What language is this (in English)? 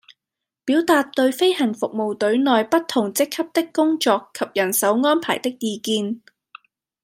Cantonese